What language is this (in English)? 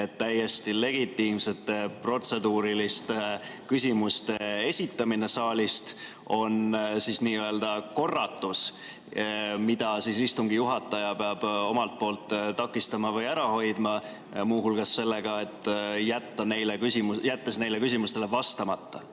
Estonian